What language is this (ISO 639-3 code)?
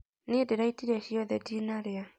kik